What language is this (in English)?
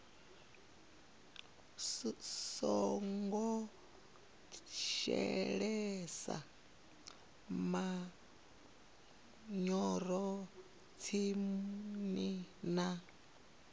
Venda